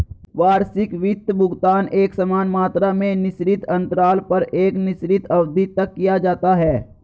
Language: Hindi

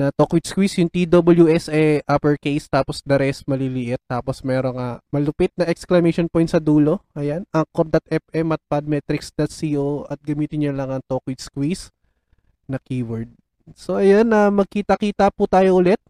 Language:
Filipino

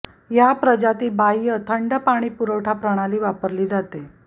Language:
Marathi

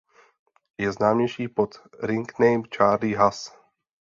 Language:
Czech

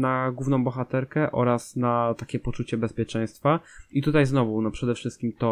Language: Polish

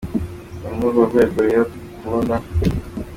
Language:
Kinyarwanda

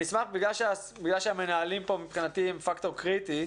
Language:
Hebrew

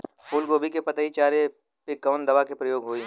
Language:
Bhojpuri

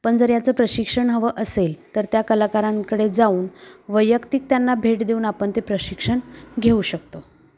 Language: Marathi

